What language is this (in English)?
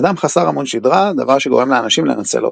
Hebrew